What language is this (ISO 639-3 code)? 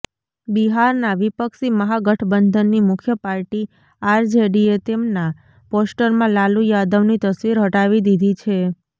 guj